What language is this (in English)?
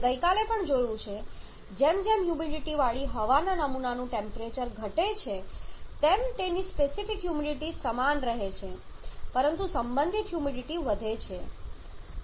Gujarati